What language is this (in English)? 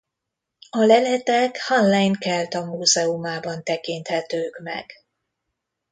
Hungarian